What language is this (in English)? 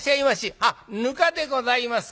Japanese